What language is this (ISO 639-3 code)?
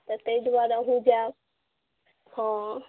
mai